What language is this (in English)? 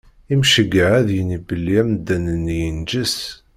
Kabyle